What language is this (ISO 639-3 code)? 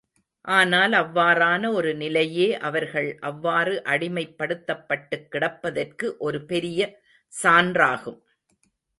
tam